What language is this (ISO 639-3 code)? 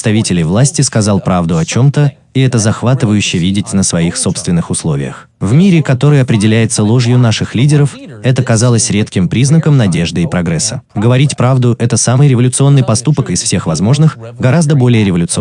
rus